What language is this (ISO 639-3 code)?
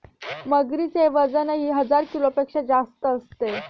mar